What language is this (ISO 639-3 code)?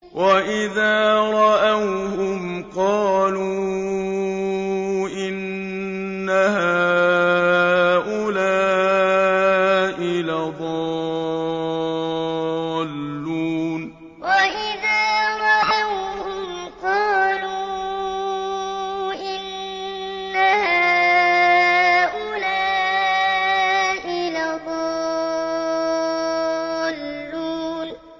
ara